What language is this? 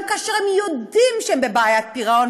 Hebrew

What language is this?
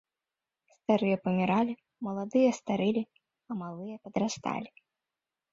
Belarusian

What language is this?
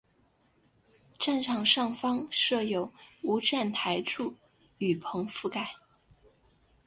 Chinese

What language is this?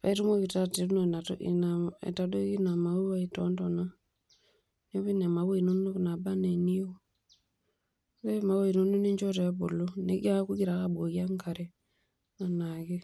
Masai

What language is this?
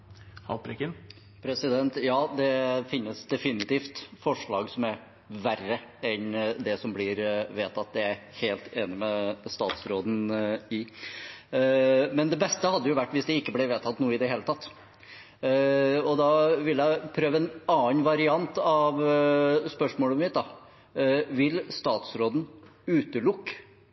Norwegian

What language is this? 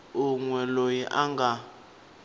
Tsonga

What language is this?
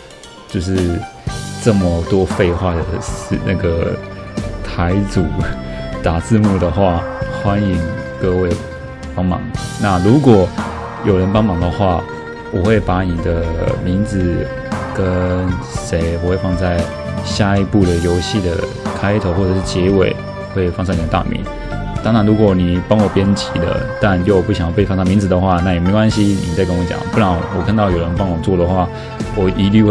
Chinese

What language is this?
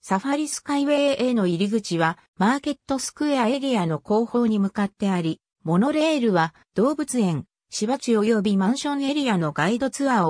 Japanese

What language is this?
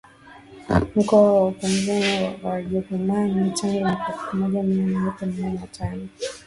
Swahili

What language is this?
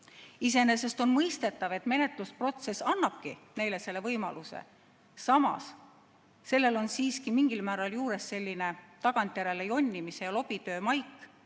Estonian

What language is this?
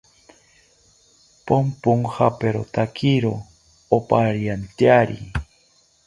South Ucayali Ashéninka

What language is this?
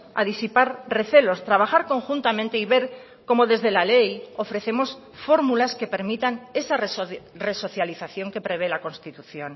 Spanish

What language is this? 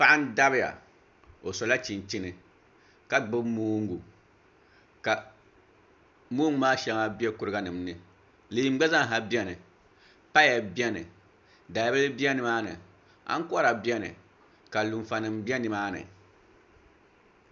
Dagbani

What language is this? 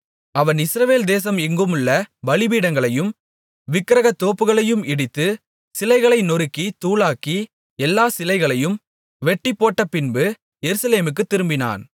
Tamil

